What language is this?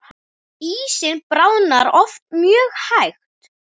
Icelandic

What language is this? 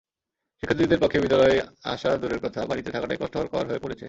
Bangla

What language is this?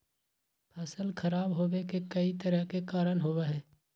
Magahi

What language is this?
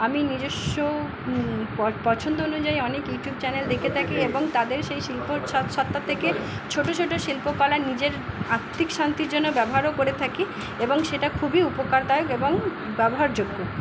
Bangla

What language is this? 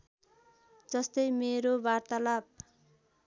Nepali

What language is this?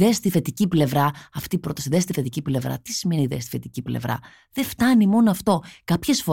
Greek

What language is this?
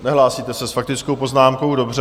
Czech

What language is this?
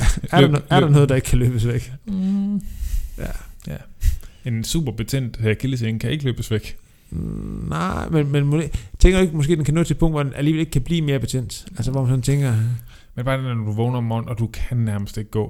Danish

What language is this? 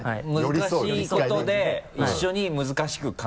Japanese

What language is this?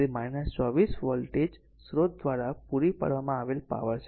Gujarati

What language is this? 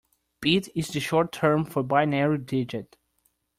English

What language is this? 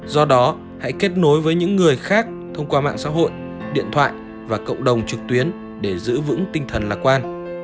Vietnamese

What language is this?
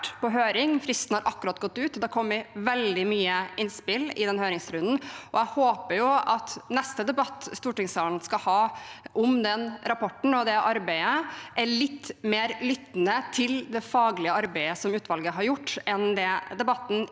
Norwegian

